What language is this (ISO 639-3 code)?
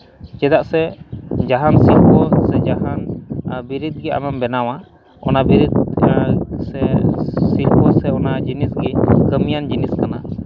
sat